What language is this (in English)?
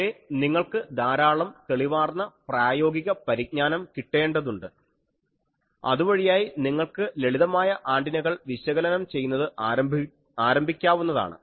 Malayalam